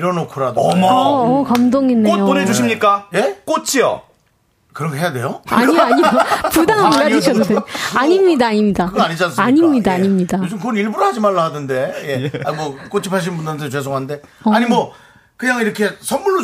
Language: Korean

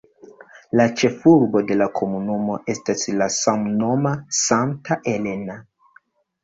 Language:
Esperanto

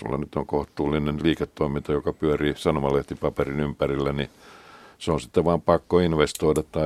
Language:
Finnish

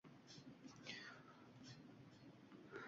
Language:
Uzbek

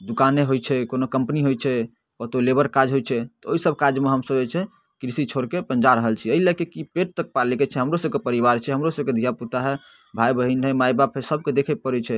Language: Maithili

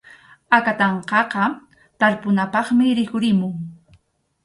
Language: Arequipa-La Unión Quechua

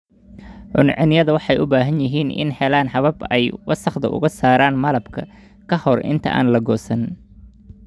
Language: Somali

